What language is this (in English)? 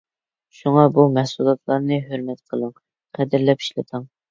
Uyghur